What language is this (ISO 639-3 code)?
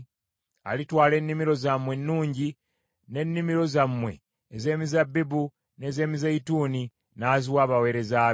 lug